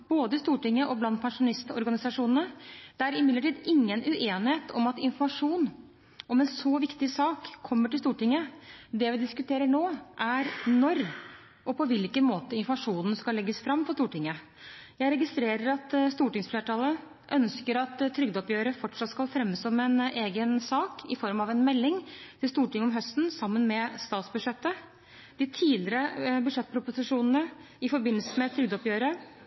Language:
Norwegian Bokmål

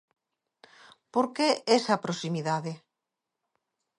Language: Galician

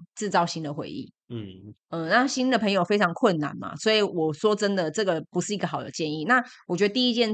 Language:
Chinese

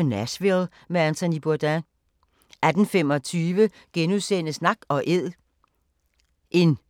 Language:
Danish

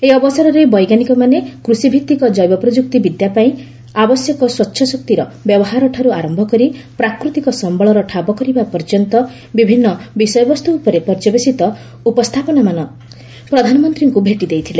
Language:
Odia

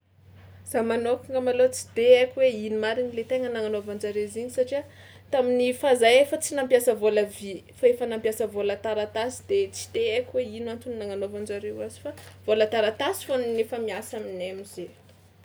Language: Tsimihety Malagasy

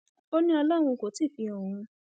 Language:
Yoruba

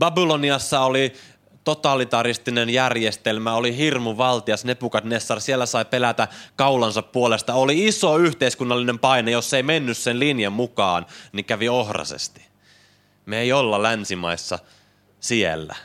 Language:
Finnish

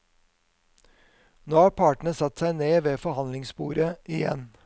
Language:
Norwegian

